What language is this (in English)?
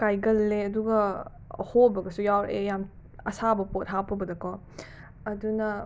Manipuri